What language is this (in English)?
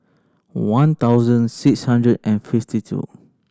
English